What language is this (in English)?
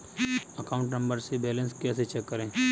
Hindi